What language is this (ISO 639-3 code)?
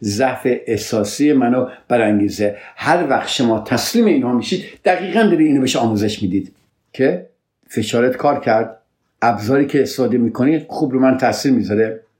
fas